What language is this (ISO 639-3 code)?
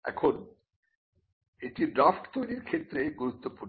ben